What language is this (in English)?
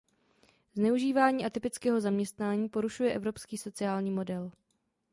Czech